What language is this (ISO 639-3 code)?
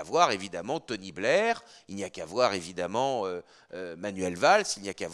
fra